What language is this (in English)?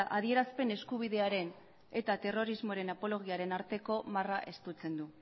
Basque